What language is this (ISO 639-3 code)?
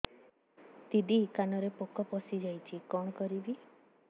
ori